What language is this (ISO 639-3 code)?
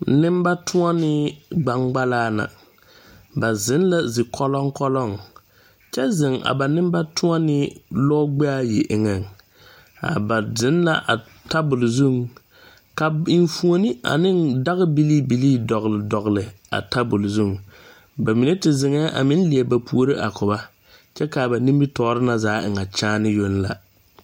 dga